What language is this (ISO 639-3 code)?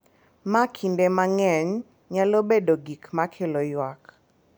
luo